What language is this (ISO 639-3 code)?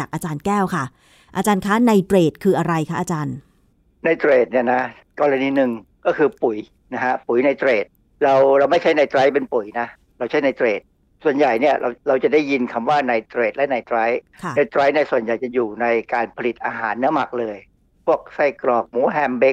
tha